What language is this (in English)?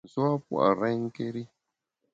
Bamun